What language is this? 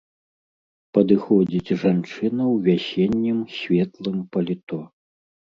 Belarusian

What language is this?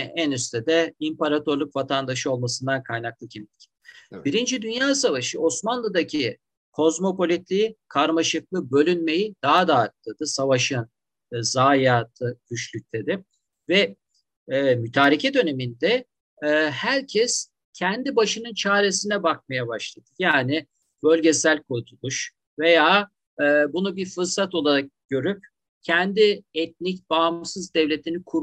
Turkish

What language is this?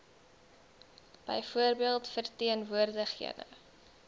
Afrikaans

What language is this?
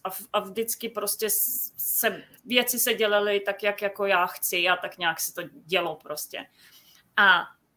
Czech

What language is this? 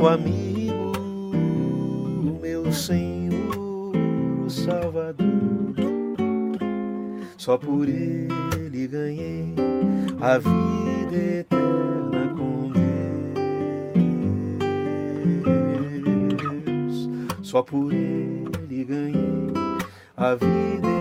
Portuguese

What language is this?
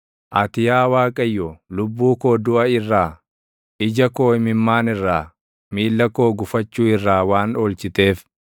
Oromo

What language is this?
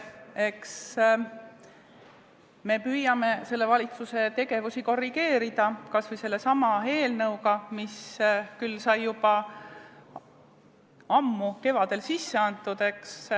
Estonian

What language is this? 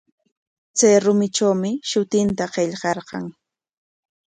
Corongo Ancash Quechua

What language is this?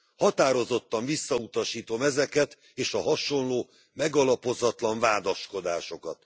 Hungarian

